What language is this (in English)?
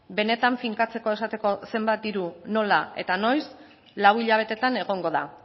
Basque